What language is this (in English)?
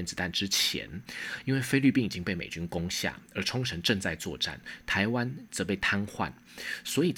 Chinese